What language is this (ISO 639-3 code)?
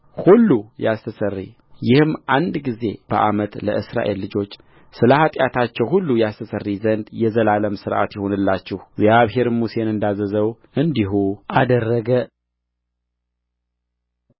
amh